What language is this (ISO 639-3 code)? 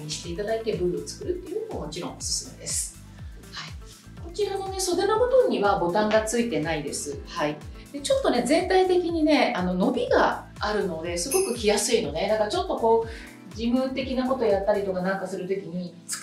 jpn